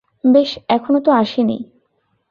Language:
Bangla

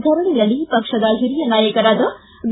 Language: Kannada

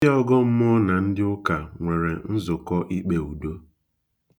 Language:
Igbo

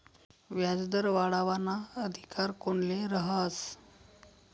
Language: Marathi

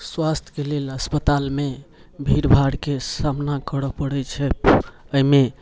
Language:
Maithili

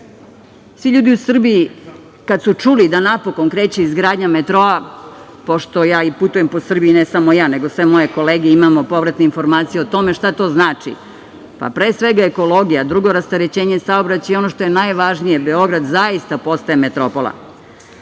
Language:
Serbian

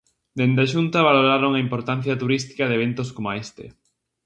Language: Galician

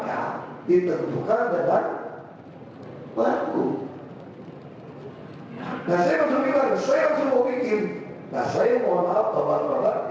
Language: Indonesian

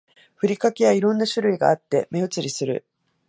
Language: Japanese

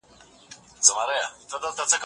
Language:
Pashto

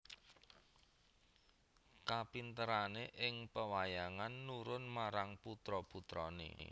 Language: Javanese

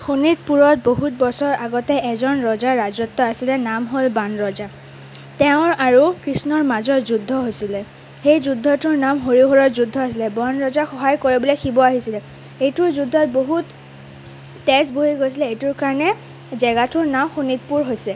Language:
Assamese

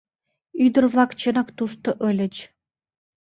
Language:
Mari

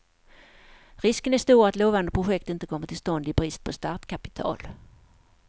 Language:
Swedish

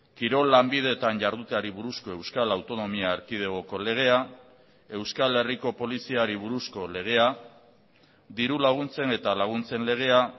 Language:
Basque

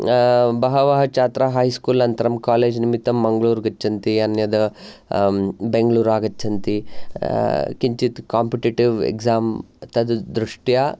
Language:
Sanskrit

